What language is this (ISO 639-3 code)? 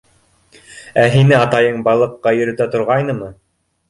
bak